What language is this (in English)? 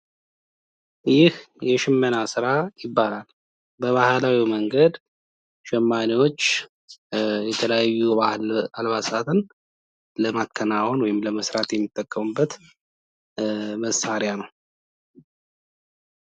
Amharic